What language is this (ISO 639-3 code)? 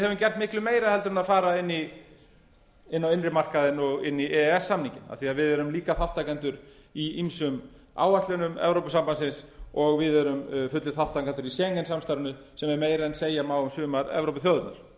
isl